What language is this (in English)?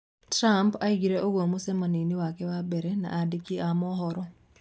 Kikuyu